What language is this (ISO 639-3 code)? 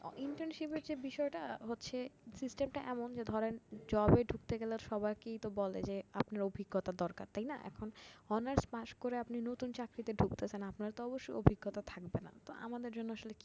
ben